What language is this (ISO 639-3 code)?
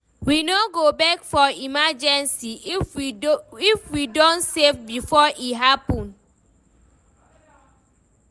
pcm